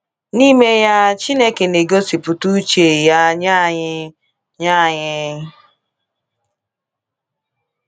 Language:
Igbo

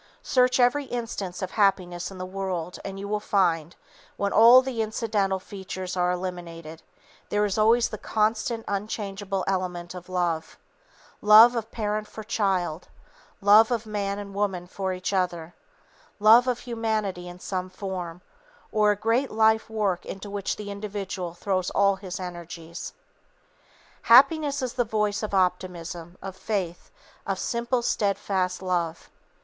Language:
English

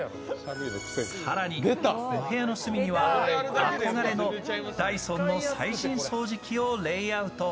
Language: Japanese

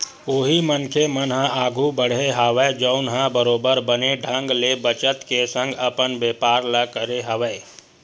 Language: Chhattisgarhi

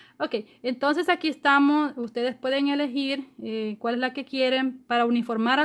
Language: Spanish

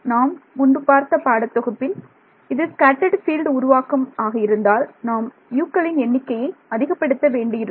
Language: Tamil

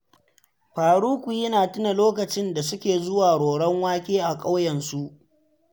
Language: Hausa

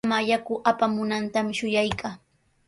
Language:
Sihuas Ancash Quechua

